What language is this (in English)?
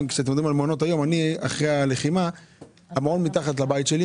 Hebrew